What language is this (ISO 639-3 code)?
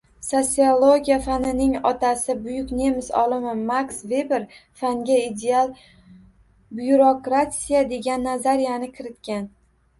uzb